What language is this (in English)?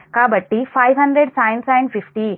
Telugu